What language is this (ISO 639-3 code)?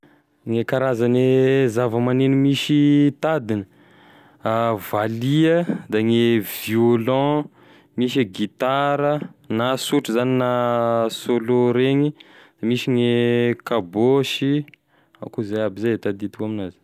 tkg